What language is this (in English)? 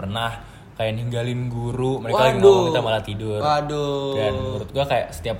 Indonesian